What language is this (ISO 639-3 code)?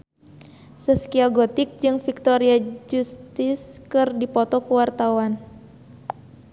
sun